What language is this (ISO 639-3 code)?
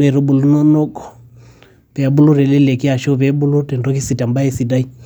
mas